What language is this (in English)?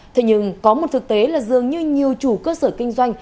Vietnamese